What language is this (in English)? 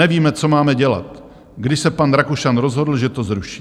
Czech